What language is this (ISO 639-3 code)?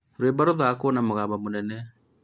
kik